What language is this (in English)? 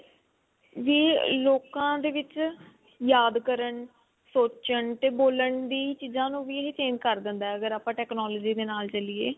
Punjabi